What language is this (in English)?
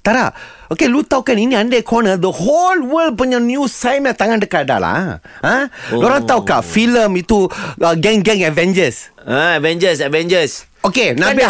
Malay